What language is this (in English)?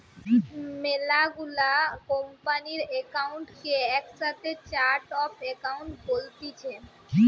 Bangla